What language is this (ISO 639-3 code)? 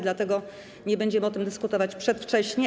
pol